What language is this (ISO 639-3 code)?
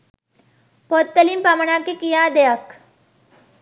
sin